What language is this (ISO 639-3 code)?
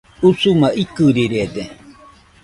hux